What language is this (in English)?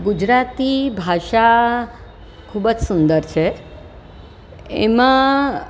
Gujarati